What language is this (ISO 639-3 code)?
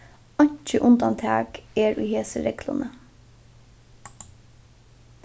fao